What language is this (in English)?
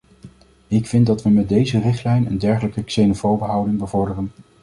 Dutch